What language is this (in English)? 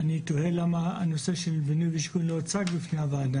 Hebrew